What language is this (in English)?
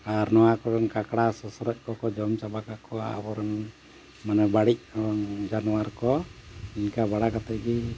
Santali